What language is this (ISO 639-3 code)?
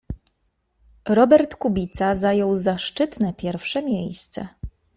pol